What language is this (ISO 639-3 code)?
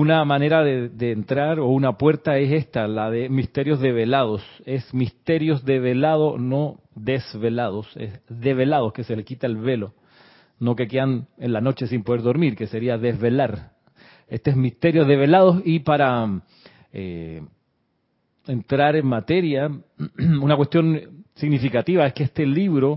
spa